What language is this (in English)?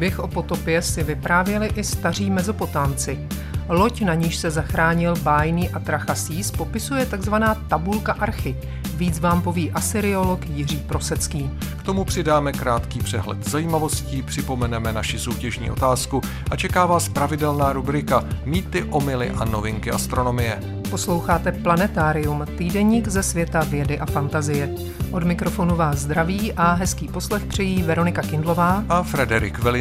Czech